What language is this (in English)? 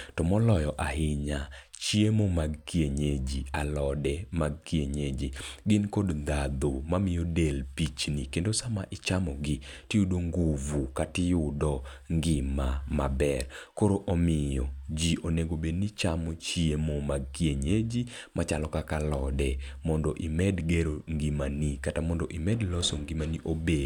Luo (Kenya and Tanzania)